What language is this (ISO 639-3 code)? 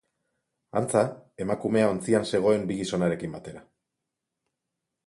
eus